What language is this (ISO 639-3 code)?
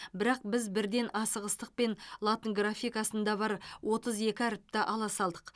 kaz